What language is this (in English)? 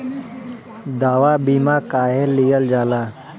Bhojpuri